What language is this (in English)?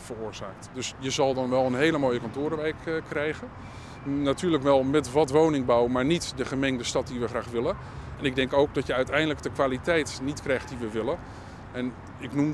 Dutch